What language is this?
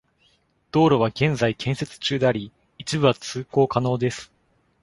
Japanese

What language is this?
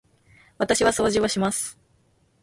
Japanese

